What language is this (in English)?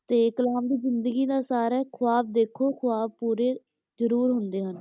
Punjabi